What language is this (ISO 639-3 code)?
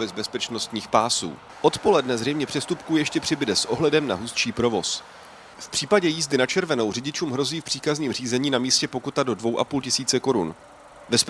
ces